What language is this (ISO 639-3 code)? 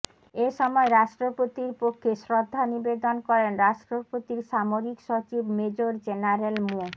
ben